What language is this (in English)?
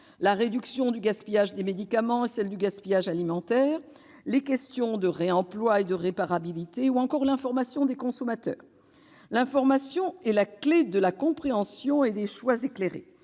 French